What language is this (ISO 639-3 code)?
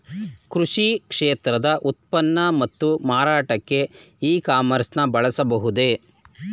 kan